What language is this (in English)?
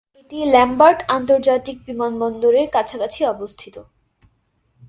Bangla